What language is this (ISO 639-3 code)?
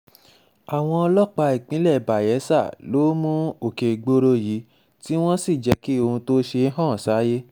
yor